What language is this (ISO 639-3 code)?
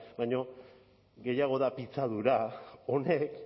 eus